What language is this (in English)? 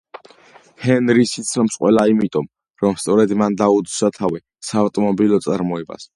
Georgian